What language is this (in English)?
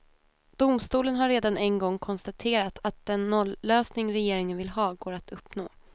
Swedish